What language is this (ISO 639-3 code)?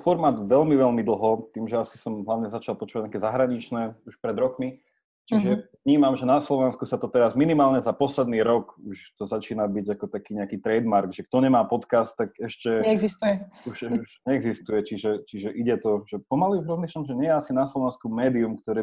slk